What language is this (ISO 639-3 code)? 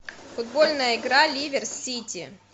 rus